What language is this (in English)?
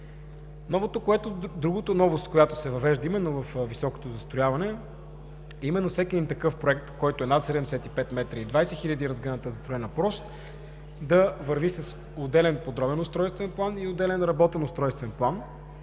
Bulgarian